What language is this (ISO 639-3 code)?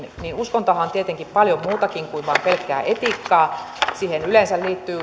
fin